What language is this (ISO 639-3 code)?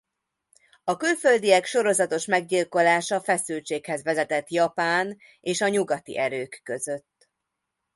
hun